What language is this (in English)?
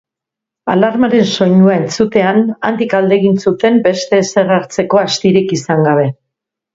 Basque